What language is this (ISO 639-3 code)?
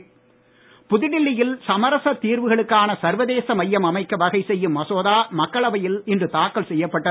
tam